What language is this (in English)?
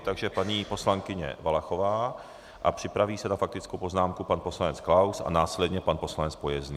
Czech